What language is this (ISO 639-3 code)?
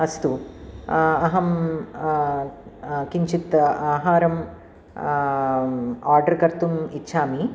san